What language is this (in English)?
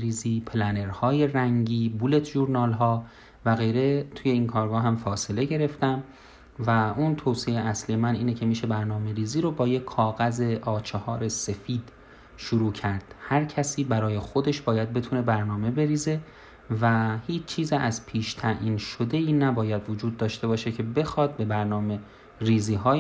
Persian